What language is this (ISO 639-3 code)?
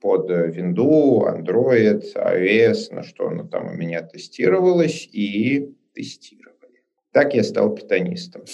rus